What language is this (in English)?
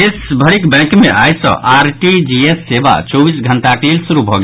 Maithili